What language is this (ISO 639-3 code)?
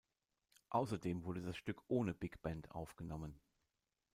deu